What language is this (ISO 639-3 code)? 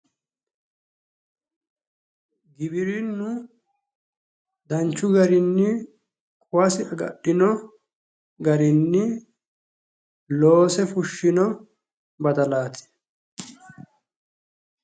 sid